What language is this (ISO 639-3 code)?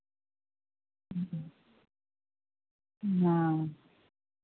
sat